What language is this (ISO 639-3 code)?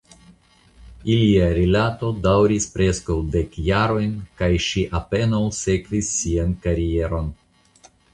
epo